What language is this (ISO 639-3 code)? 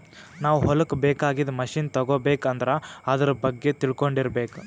kan